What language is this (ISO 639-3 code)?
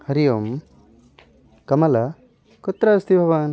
san